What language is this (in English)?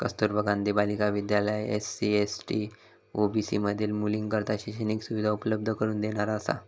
Marathi